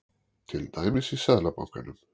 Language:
Icelandic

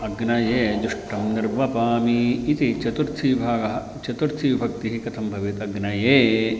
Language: Sanskrit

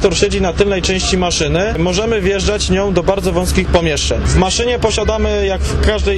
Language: Polish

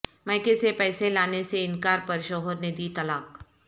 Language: Urdu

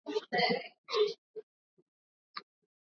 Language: Swahili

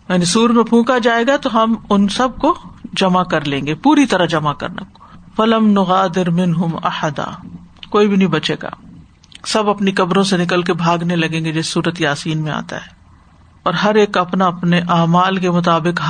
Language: Urdu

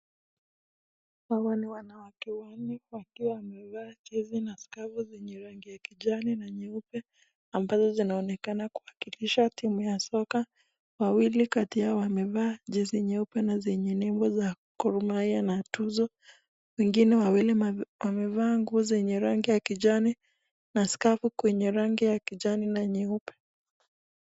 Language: Swahili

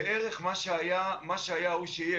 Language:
Hebrew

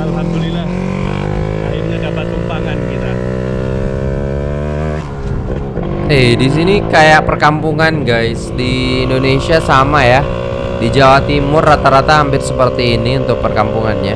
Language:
Indonesian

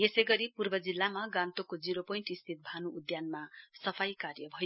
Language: Nepali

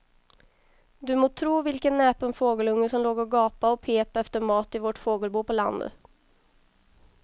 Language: Swedish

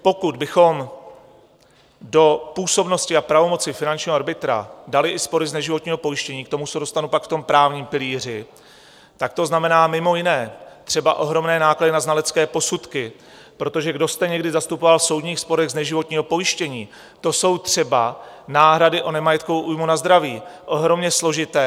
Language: Czech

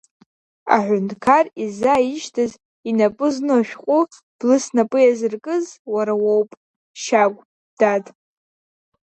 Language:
Abkhazian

